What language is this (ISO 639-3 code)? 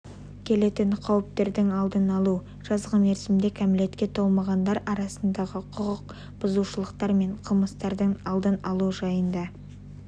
kaz